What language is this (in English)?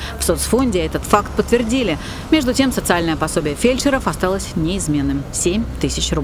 Russian